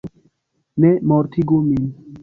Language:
Esperanto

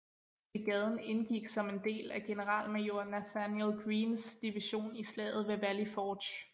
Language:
Danish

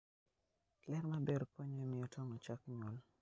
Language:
Luo (Kenya and Tanzania)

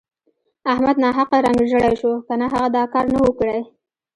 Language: Pashto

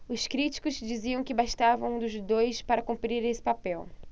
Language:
Portuguese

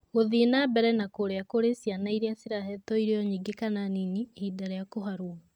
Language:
Kikuyu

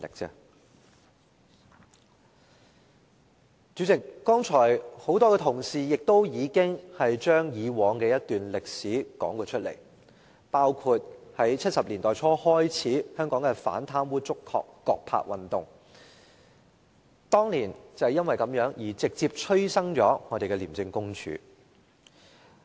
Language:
Cantonese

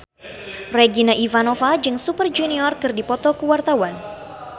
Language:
Sundanese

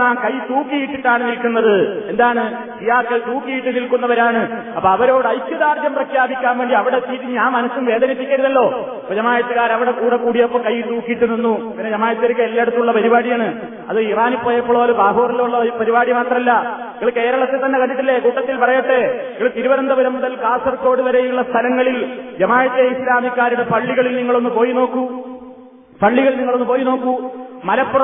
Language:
Malayalam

